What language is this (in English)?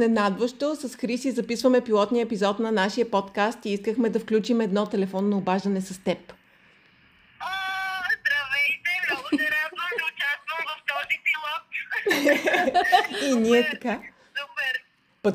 Bulgarian